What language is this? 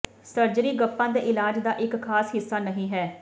Punjabi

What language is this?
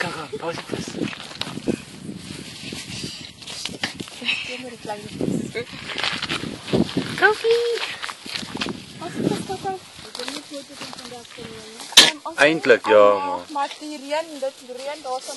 Latvian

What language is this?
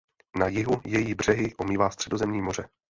Czech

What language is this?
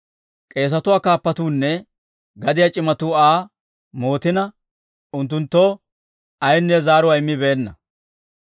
Dawro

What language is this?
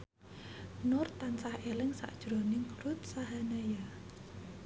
Javanese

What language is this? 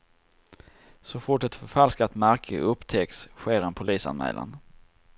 Swedish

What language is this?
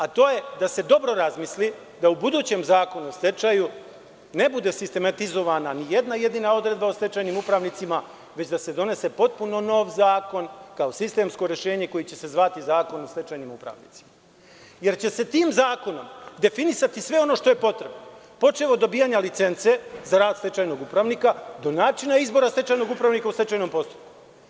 Serbian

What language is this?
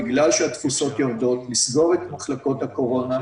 Hebrew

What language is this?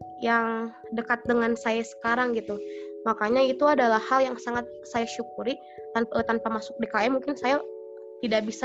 Indonesian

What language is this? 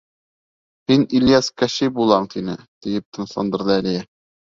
Bashkir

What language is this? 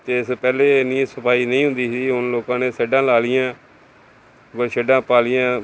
Punjabi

